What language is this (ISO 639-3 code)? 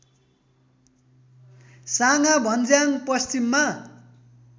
nep